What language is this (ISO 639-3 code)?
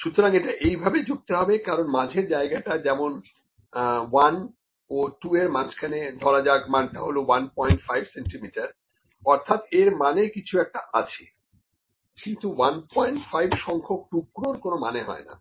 ben